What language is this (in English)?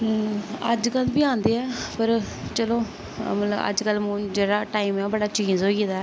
Dogri